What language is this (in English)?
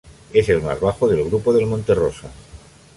Spanish